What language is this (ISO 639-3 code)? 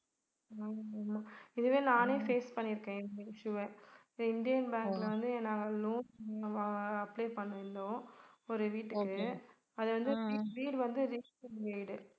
tam